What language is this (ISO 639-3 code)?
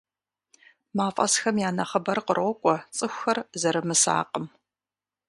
kbd